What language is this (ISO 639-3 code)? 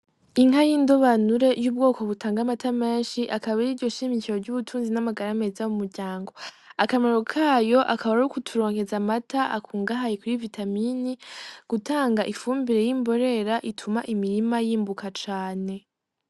run